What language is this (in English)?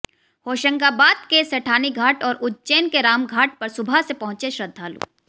Hindi